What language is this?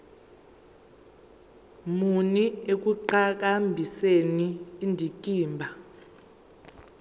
Zulu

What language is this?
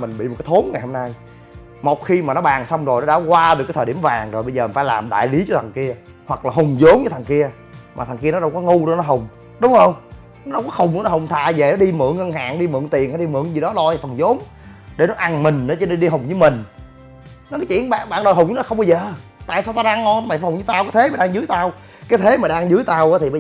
Vietnamese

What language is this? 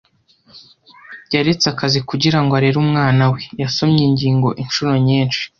Kinyarwanda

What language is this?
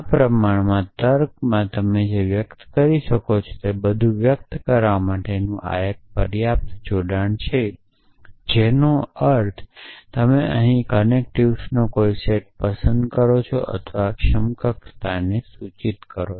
Gujarati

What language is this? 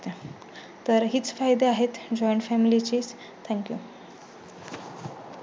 Marathi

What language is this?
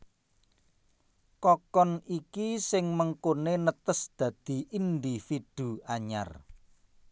Javanese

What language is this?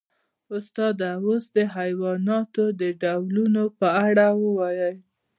Pashto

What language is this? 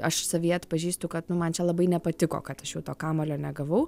Lithuanian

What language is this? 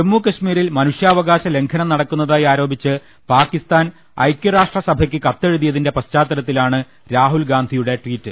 Malayalam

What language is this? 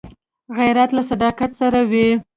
Pashto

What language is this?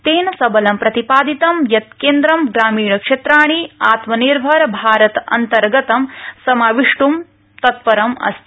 Sanskrit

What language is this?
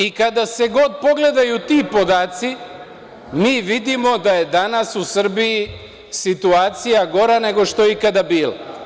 Serbian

